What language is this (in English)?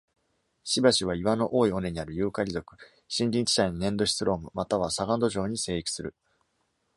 Japanese